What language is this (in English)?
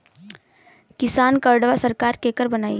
Bhojpuri